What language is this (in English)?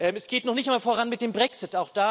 German